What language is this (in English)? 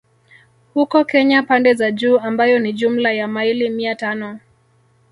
Swahili